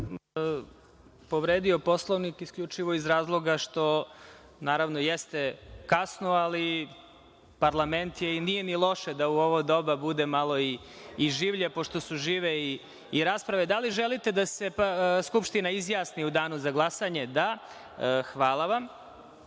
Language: Serbian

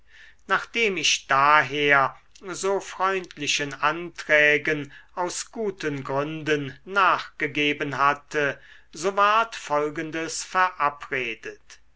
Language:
German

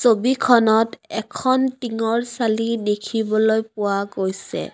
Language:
Assamese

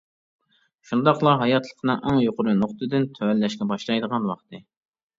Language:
Uyghur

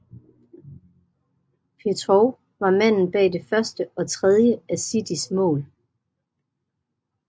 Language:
Danish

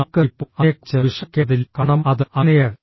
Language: Malayalam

